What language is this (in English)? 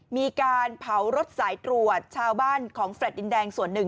Thai